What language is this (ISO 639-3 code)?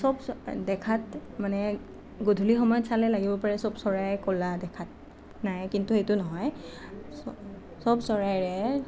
asm